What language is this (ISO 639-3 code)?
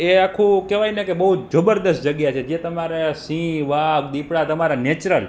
guj